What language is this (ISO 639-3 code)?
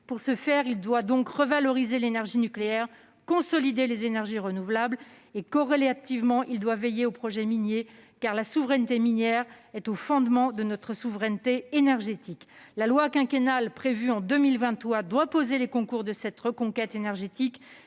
fra